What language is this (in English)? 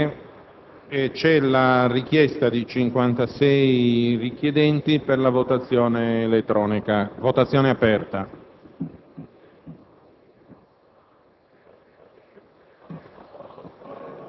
Italian